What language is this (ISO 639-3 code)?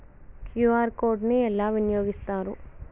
tel